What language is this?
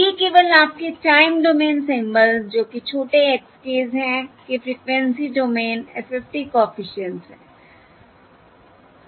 Hindi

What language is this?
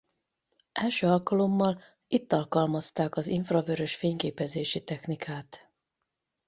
Hungarian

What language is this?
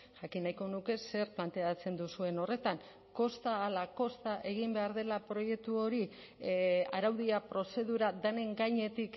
Basque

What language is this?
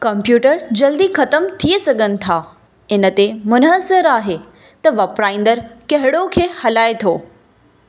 Sindhi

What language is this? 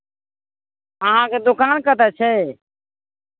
Maithili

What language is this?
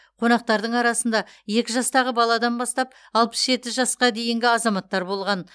Kazakh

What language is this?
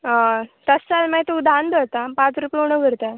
Konkani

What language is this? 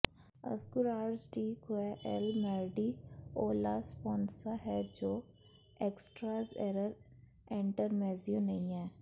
Punjabi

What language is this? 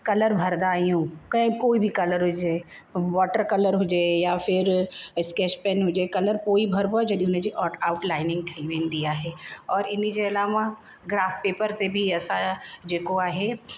Sindhi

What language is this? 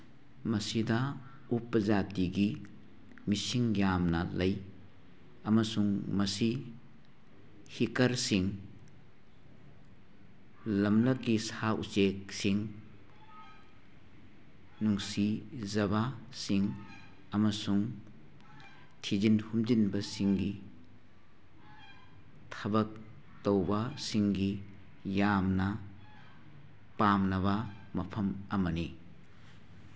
Manipuri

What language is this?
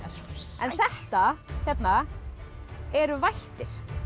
Icelandic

